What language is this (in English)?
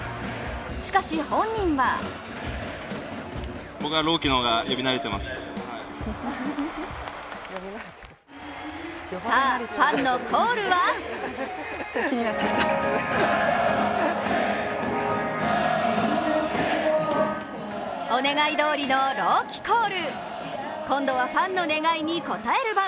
Japanese